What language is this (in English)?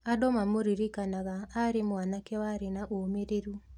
Kikuyu